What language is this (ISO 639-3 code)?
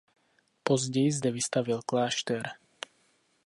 ces